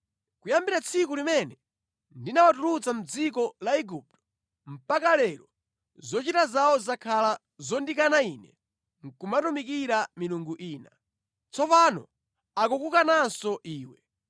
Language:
Nyanja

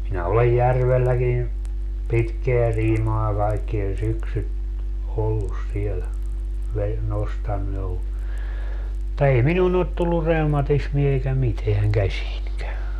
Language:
Finnish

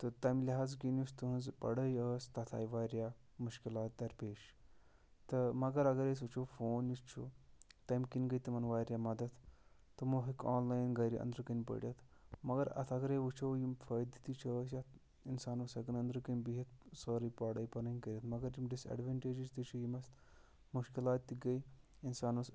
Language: Kashmiri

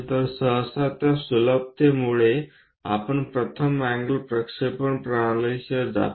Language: Marathi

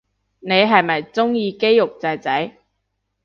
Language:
Cantonese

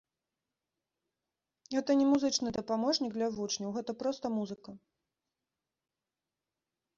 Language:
Belarusian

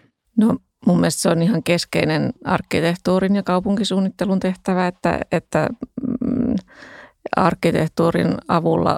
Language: Finnish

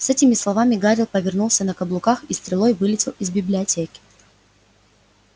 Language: Russian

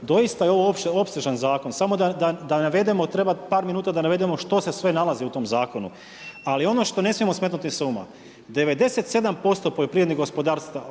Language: Croatian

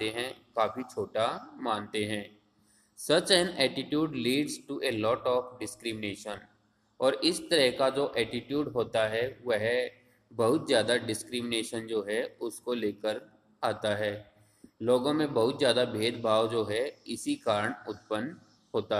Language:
Hindi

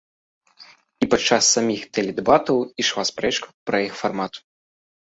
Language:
Belarusian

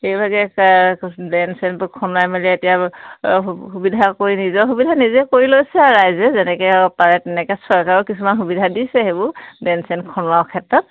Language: Assamese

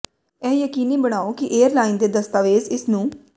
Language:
Punjabi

